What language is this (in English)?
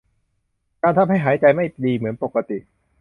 Thai